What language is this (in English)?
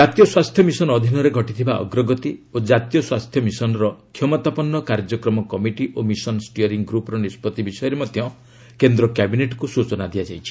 Odia